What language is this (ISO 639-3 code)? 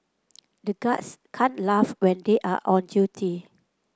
eng